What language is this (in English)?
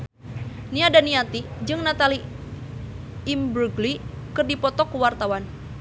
Sundanese